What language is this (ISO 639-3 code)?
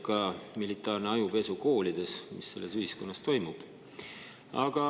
est